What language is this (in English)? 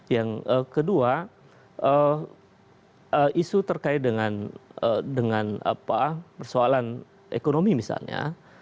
Indonesian